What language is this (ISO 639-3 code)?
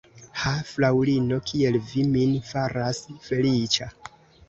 epo